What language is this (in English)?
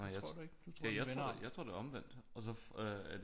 Danish